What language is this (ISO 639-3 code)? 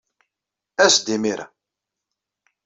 kab